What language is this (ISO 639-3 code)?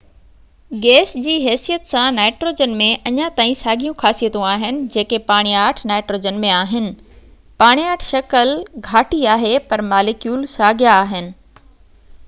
snd